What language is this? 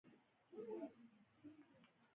Pashto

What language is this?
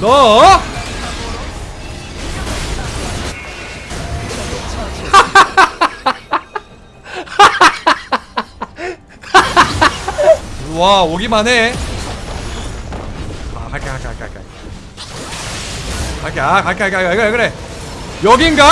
Korean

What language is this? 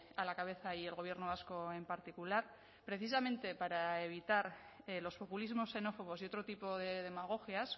Spanish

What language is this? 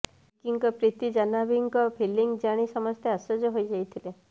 Odia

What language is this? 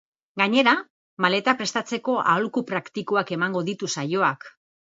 Basque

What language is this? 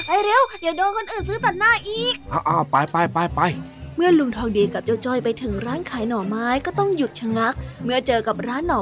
Thai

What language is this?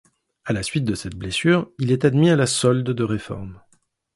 French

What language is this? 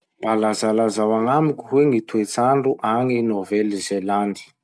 Masikoro Malagasy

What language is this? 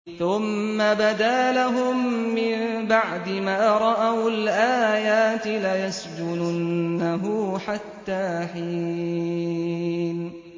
Arabic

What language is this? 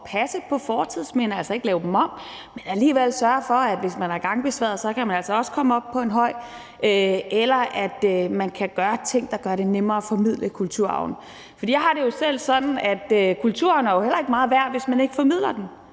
Danish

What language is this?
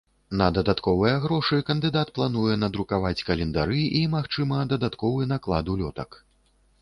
Belarusian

